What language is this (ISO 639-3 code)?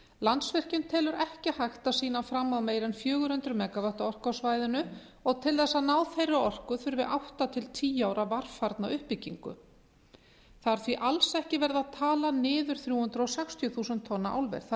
isl